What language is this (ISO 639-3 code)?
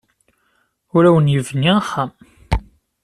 kab